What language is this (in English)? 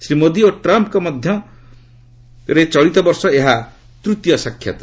Odia